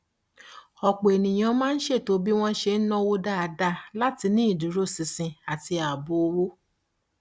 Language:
Yoruba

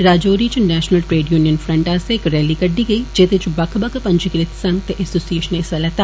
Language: Dogri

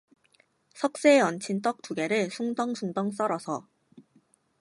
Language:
Korean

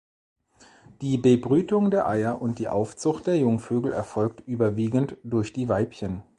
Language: German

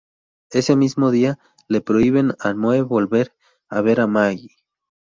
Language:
Spanish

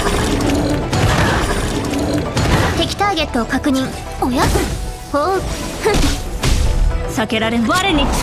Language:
Japanese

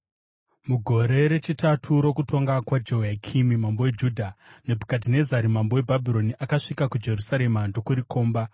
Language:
Shona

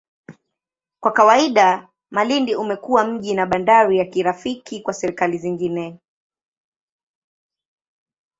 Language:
Swahili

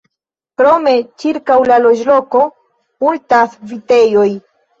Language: Esperanto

